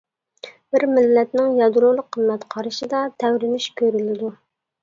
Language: Uyghur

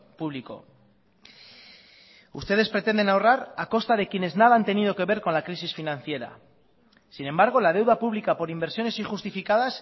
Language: Spanish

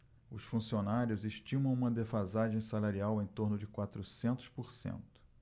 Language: Portuguese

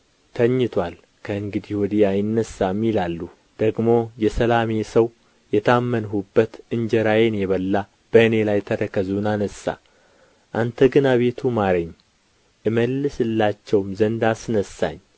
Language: Amharic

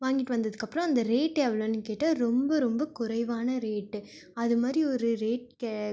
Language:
Tamil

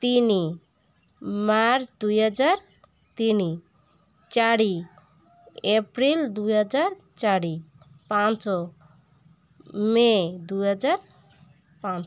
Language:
Odia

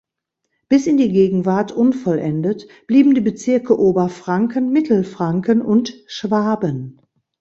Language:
German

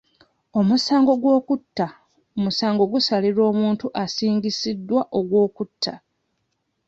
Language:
Ganda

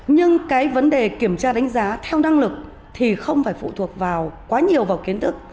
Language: Vietnamese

